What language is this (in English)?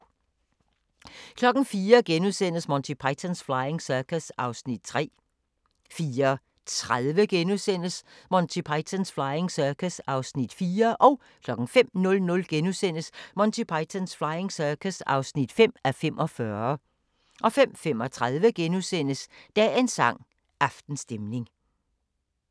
Danish